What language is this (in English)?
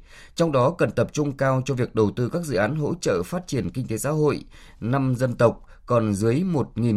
Vietnamese